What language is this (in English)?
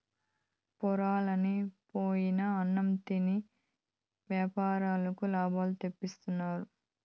Telugu